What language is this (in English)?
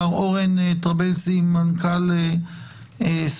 Hebrew